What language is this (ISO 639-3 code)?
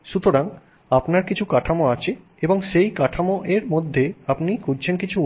ben